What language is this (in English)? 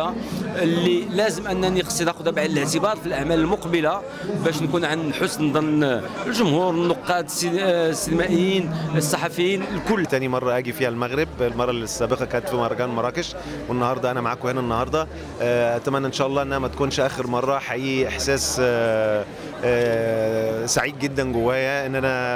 Arabic